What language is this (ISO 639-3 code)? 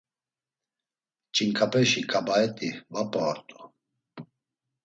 lzz